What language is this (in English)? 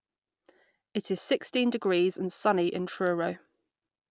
English